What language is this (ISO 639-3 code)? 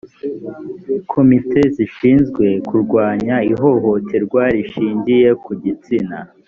kin